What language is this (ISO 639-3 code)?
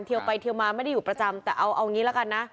tha